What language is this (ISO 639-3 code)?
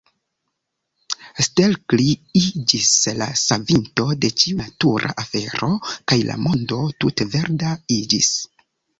epo